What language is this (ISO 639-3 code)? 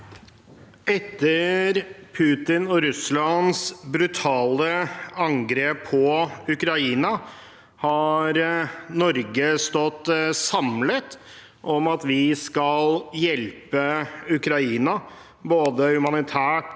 nor